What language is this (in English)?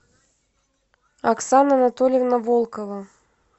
Russian